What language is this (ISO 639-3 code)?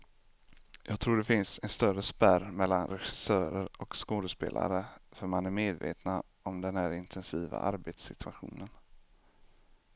swe